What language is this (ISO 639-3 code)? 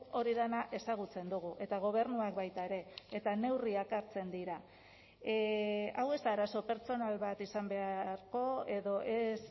eus